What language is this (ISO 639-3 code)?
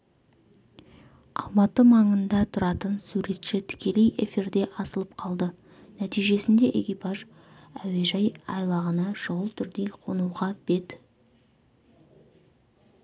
kaz